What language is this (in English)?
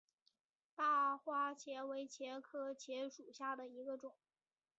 Chinese